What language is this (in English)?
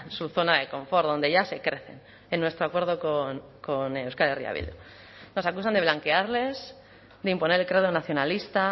Spanish